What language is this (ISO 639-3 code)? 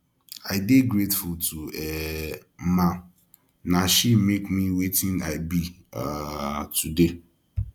pcm